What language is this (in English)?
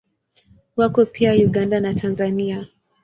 Swahili